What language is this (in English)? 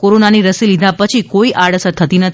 Gujarati